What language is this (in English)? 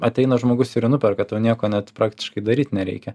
Lithuanian